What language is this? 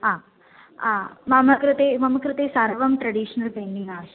Sanskrit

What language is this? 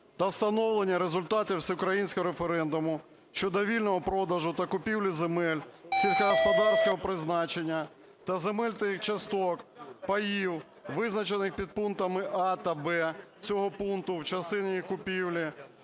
Ukrainian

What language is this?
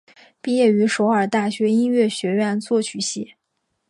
Chinese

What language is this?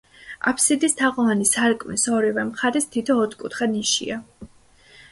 Georgian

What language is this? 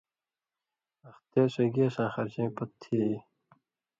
Indus Kohistani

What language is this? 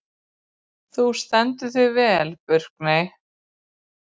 Icelandic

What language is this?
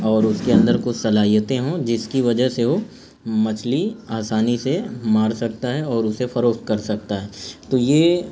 Urdu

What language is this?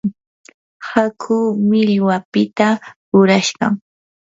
Yanahuanca Pasco Quechua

